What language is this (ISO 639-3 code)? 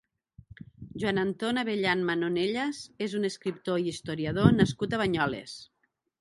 cat